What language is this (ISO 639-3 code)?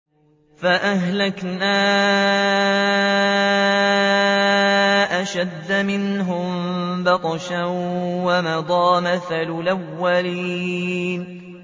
ara